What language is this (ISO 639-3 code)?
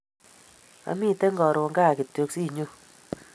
kln